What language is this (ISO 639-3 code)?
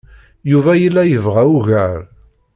kab